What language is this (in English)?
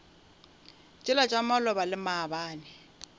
Northern Sotho